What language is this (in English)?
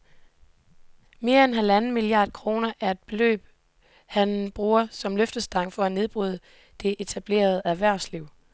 Danish